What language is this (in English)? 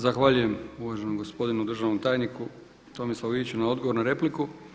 Croatian